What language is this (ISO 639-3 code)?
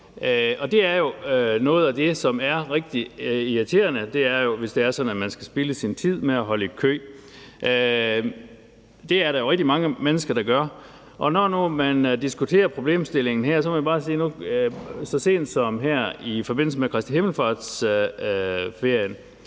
dan